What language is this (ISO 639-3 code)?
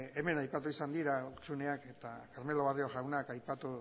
eus